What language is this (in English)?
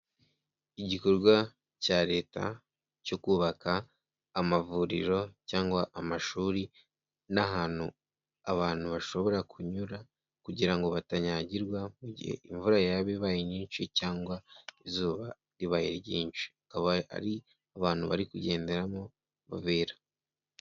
Kinyarwanda